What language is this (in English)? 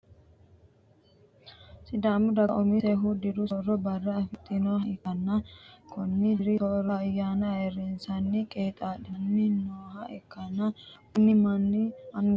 Sidamo